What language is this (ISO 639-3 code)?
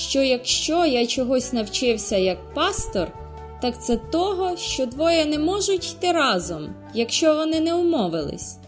ukr